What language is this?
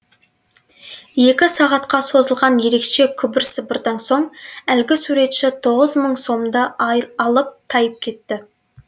Kazakh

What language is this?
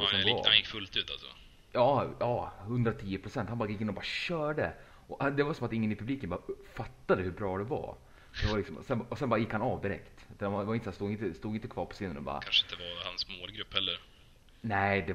Swedish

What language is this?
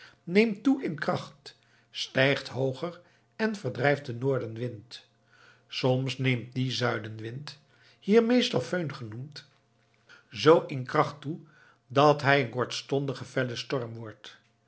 Dutch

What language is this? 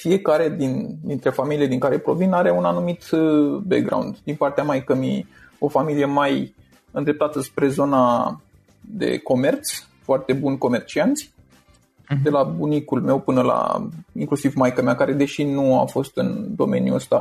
Romanian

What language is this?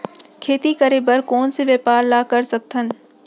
Chhattisgarhi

